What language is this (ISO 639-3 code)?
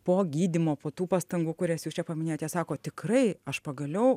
lit